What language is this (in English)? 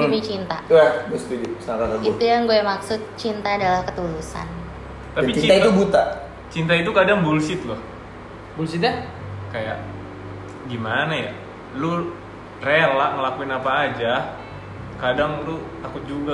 Indonesian